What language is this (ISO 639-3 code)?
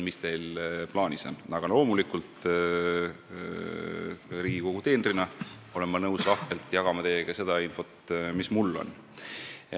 est